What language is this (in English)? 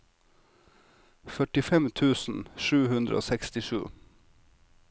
Norwegian